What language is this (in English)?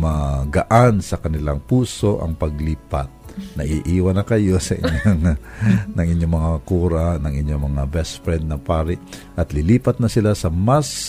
Filipino